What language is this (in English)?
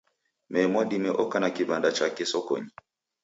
Taita